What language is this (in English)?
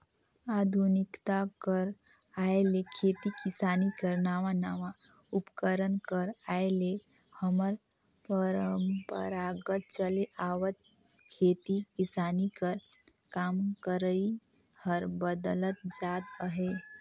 Chhattisgarhi